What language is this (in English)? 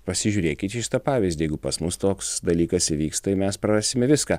Lithuanian